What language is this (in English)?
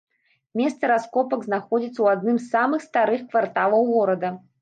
Belarusian